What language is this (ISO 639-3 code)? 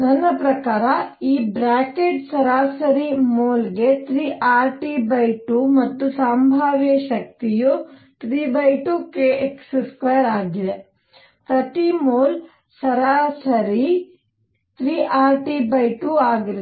kan